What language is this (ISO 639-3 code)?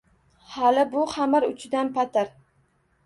uzb